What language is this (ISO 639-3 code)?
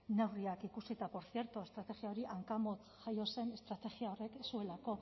eus